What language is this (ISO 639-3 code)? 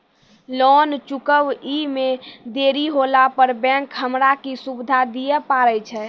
mai